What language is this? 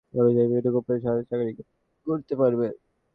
Bangla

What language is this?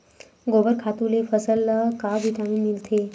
Chhattisgarhi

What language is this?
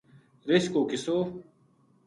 Gujari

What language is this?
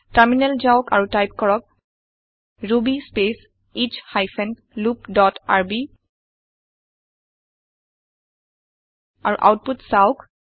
Assamese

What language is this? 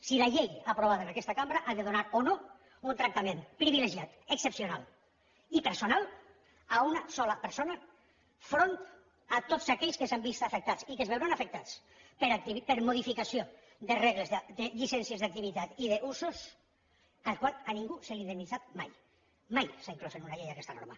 Catalan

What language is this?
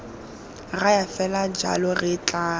Tswana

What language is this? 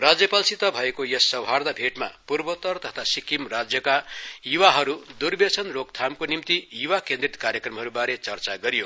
Nepali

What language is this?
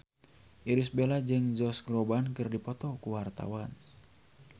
Sundanese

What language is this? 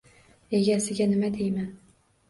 Uzbek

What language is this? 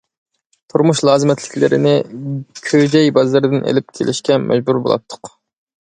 Uyghur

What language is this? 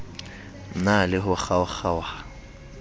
Southern Sotho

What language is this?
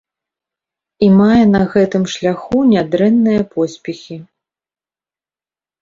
Belarusian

